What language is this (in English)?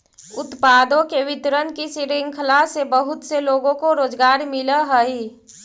Magahi